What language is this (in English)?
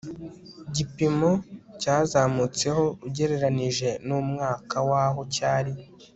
Kinyarwanda